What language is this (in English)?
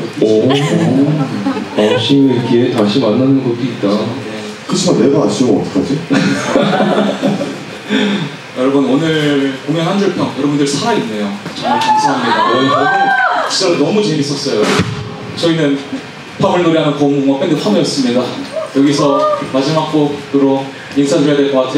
Korean